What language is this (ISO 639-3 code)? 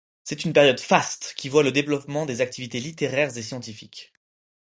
fra